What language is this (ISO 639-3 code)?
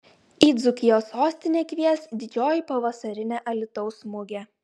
lit